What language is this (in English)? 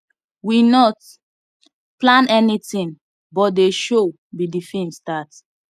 Nigerian Pidgin